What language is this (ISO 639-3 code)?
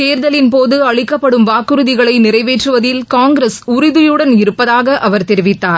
tam